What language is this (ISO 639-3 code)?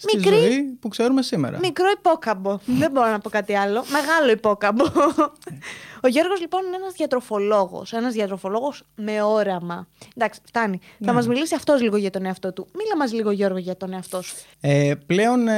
ell